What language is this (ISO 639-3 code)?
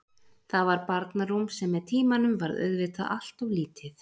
isl